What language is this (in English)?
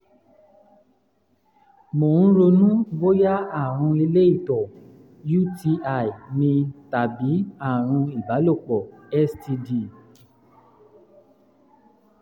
Yoruba